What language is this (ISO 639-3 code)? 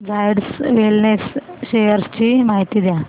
mar